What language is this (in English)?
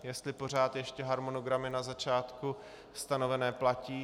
Czech